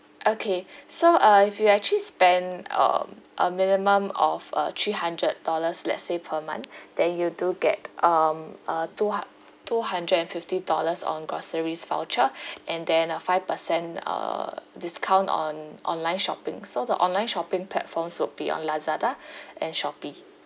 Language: English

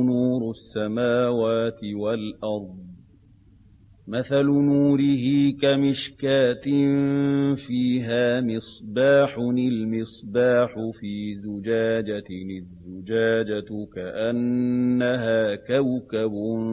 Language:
Arabic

